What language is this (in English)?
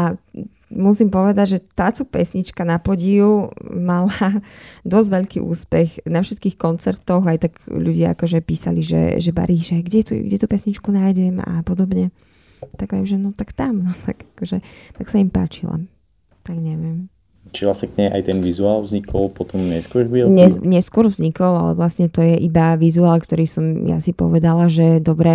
Slovak